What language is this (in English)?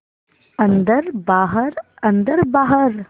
Hindi